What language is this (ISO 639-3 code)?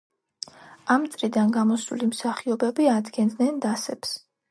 kat